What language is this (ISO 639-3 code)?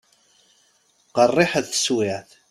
kab